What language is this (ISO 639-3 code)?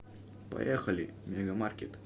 rus